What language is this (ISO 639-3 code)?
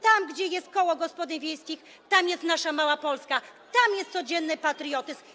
pol